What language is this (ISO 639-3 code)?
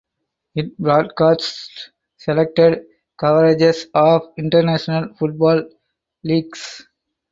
eng